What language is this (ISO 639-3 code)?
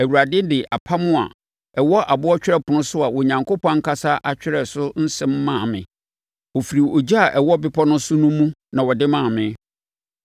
aka